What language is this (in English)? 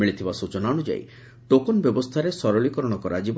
Odia